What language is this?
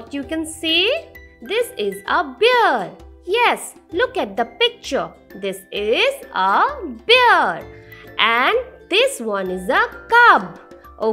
English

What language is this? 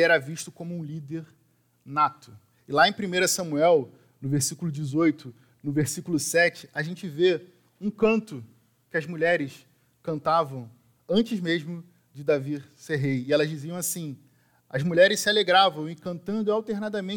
Portuguese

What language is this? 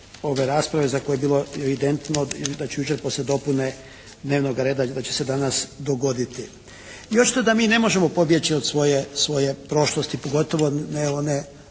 Croatian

